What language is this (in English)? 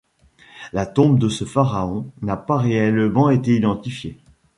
French